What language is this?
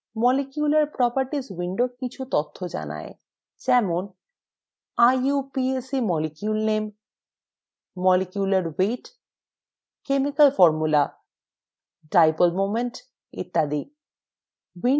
Bangla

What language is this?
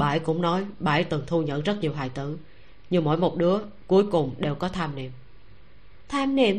Vietnamese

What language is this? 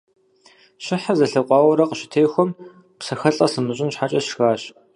Kabardian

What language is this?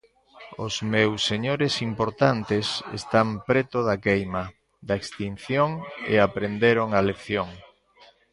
Galician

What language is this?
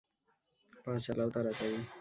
Bangla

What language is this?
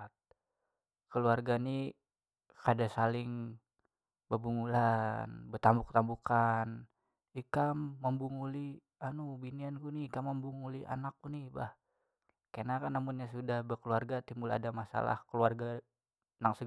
Banjar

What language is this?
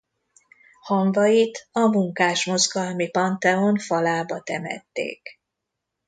Hungarian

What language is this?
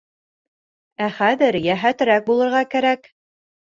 Bashkir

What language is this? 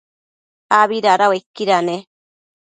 Matsés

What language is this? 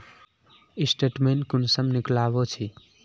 Magahi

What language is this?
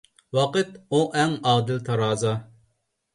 Uyghur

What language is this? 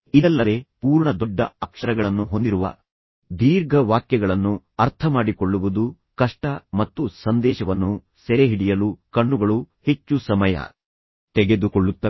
Kannada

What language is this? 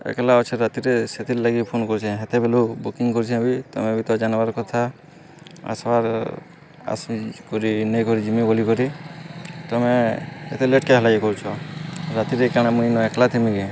Odia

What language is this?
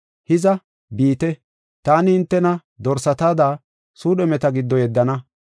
Gofa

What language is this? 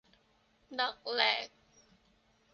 Thai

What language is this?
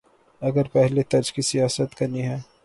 Urdu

